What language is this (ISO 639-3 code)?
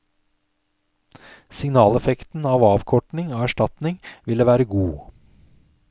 nor